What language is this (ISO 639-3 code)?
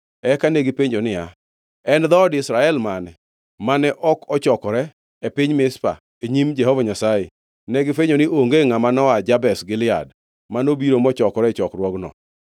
luo